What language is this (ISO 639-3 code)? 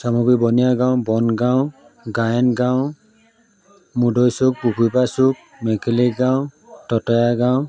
asm